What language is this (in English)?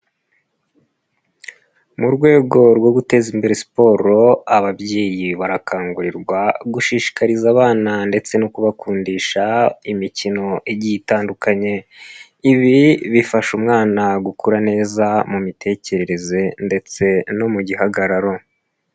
Kinyarwanda